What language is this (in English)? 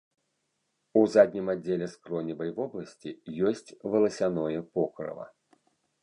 Belarusian